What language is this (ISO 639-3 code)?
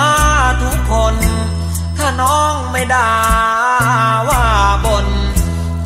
tha